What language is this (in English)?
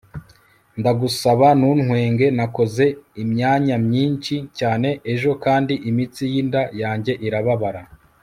Kinyarwanda